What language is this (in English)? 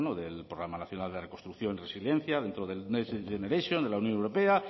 Spanish